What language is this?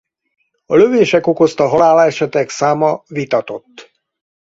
Hungarian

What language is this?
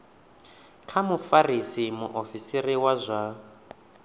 Venda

